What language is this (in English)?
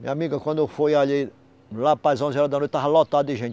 Portuguese